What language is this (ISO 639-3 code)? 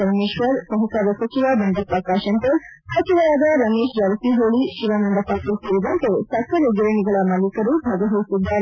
kan